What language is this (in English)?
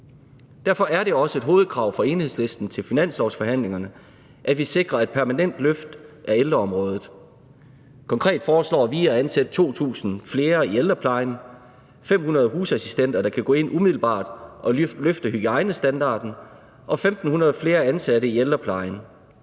Danish